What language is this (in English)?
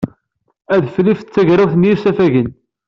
Kabyle